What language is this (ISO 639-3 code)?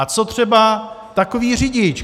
ces